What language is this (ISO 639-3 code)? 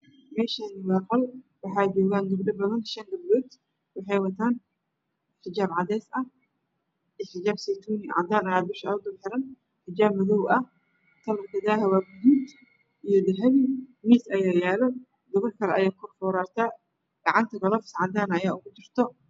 som